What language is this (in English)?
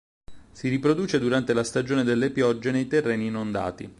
Italian